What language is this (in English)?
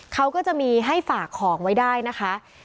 Thai